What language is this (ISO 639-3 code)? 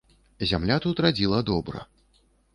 bel